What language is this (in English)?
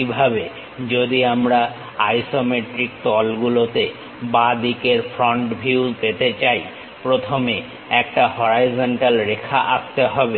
Bangla